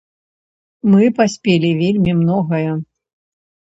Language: Belarusian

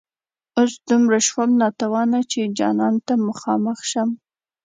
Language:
Pashto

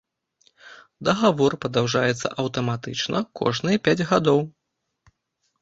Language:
Belarusian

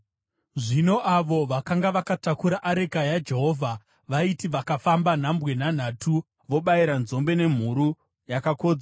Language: Shona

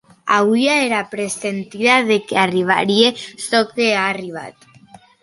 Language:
Occitan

